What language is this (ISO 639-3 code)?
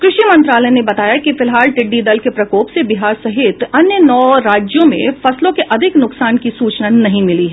hin